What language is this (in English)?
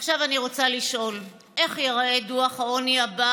Hebrew